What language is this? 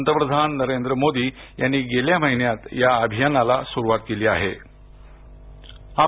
Marathi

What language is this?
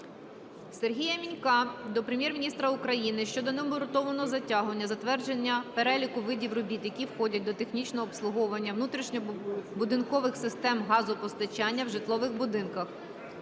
Ukrainian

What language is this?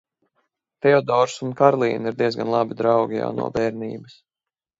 Latvian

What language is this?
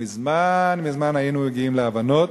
Hebrew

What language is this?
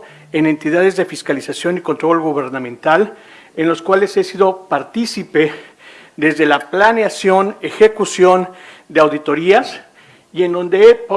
Spanish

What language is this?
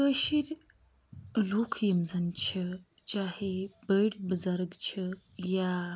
Kashmiri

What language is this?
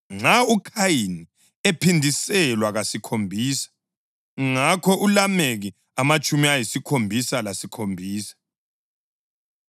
North Ndebele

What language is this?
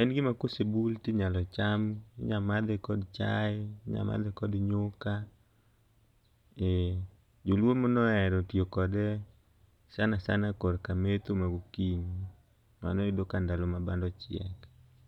Luo (Kenya and Tanzania)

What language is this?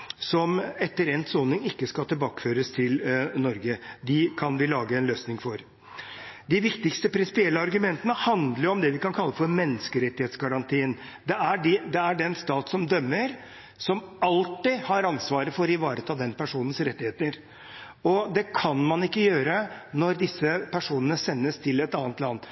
Norwegian Bokmål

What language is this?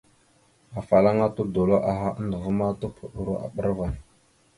Mada (Cameroon)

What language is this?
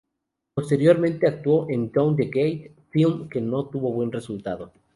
Spanish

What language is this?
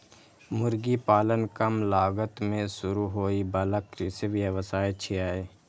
Maithili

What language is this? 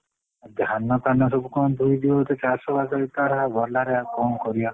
Odia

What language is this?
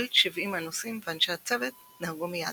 Hebrew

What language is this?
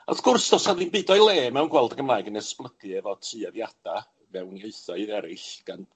Welsh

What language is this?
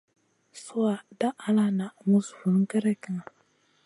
Masana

